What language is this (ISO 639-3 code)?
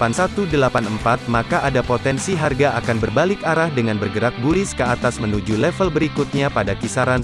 ind